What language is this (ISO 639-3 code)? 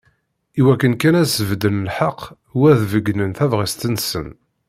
kab